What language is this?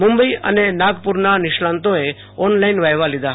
Gujarati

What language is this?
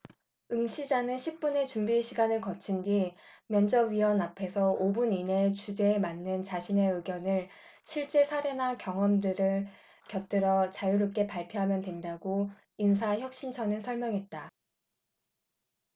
Korean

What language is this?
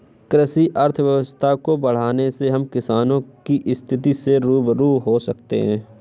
Hindi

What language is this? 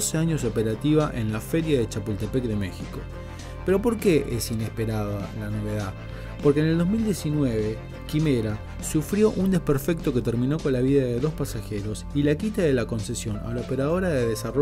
Spanish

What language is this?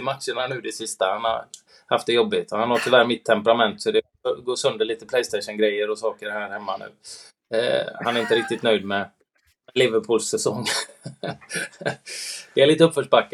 Swedish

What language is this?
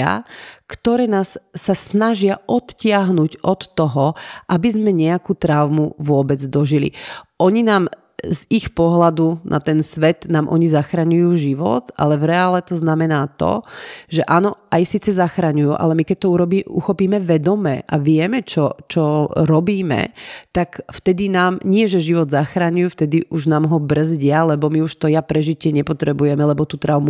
Slovak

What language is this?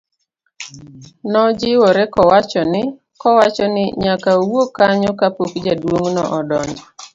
Luo (Kenya and Tanzania)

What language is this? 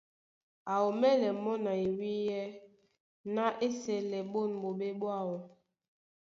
Duala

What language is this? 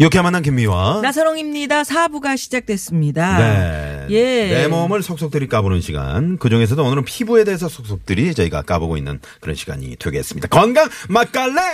Korean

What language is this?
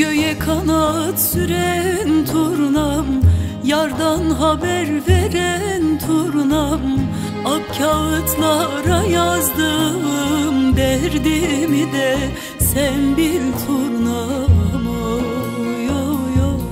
Turkish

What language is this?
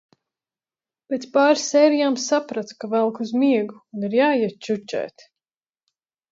Latvian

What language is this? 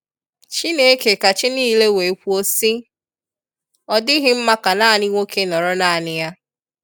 Igbo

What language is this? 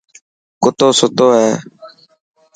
Dhatki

